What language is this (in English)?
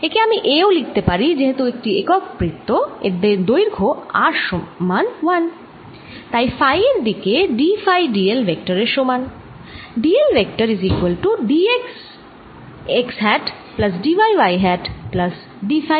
Bangla